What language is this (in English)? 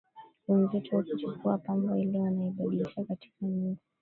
Swahili